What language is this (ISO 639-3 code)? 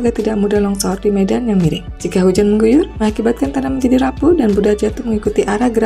ind